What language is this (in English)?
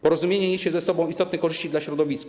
Polish